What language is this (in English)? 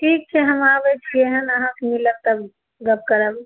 Maithili